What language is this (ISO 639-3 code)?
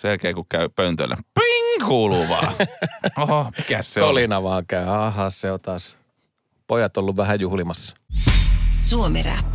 fin